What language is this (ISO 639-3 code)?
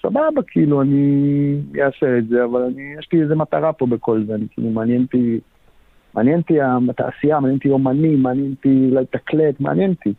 heb